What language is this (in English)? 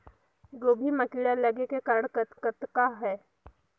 Chhattisgarhi